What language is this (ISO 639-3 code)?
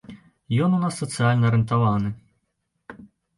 bel